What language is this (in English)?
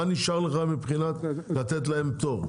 Hebrew